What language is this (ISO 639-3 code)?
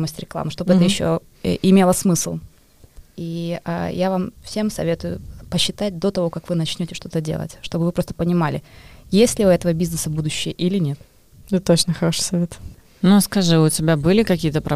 rus